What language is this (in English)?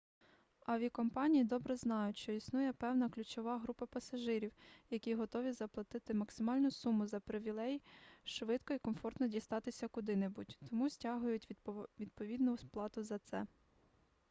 Ukrainian